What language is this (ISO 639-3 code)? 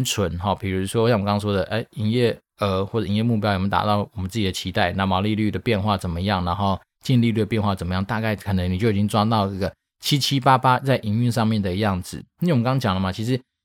zho